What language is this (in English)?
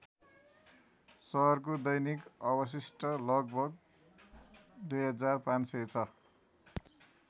Nepali